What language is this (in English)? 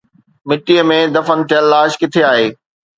Sindhi